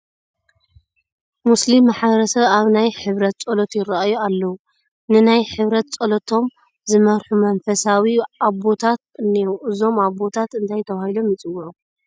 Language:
Tigrinya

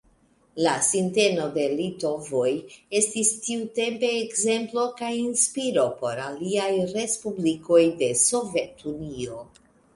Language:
Esperanto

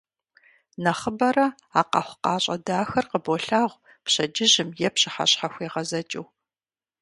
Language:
Kabardian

